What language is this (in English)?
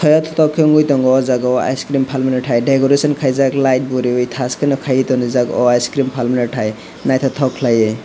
Kok Borok